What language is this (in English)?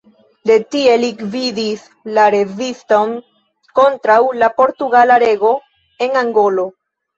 Esperanto